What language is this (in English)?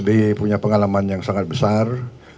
Indonesian